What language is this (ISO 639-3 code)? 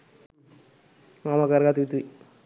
sin